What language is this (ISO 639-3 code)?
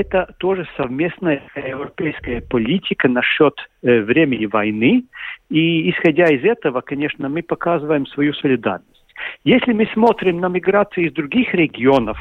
rus